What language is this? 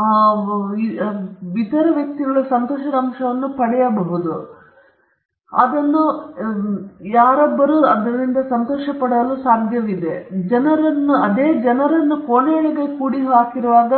Kannada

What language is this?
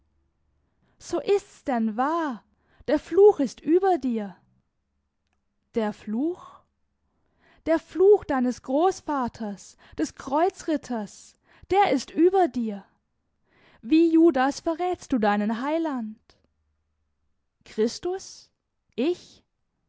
German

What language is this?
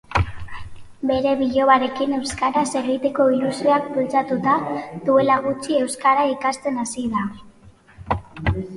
Basque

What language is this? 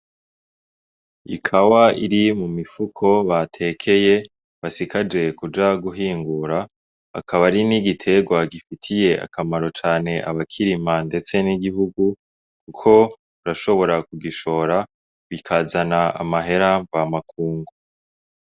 Rundi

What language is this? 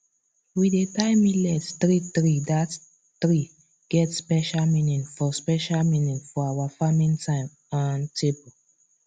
Nigerian Pidgin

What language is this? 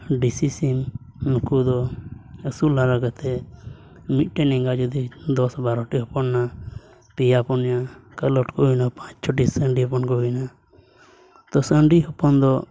Santali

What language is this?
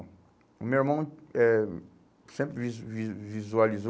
Portuguese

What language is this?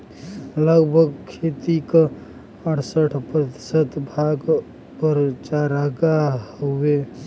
Bhojpuri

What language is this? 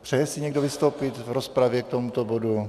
Czech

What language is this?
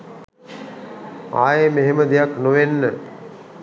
Sinhala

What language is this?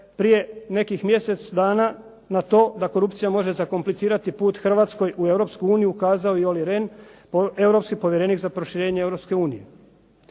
Croatian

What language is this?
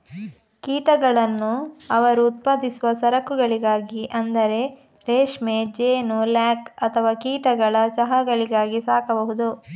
Kannada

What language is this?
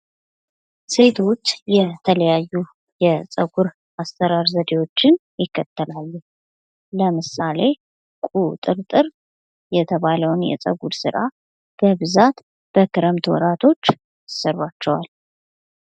Amharic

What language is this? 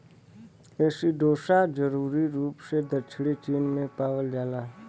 Bhojpuri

